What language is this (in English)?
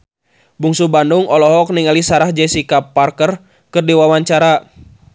Sundanese